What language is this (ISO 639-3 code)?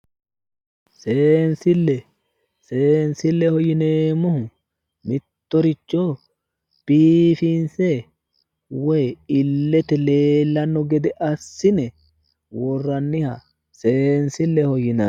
sid